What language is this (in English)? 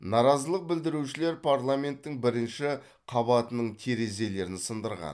Kazakh